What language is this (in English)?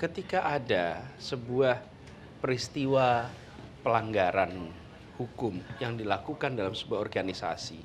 Indonesian